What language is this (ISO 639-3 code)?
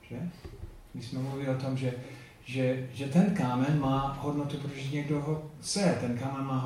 ces